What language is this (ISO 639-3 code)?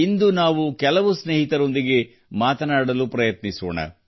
kan